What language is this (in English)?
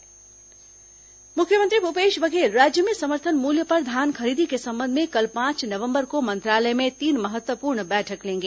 Hindi